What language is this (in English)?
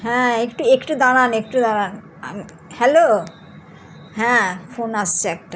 Bangla